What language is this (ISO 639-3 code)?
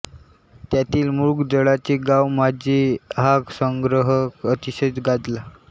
mar